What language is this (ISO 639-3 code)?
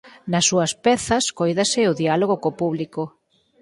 glg